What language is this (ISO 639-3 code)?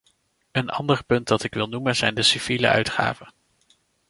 nld